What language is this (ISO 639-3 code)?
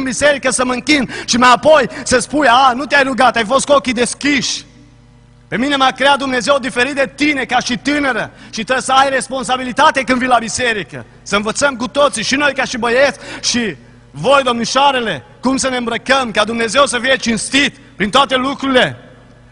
ron